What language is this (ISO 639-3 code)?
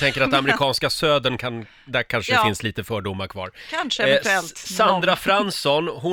swe